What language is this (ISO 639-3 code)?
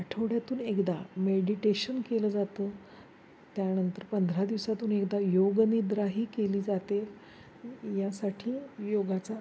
mar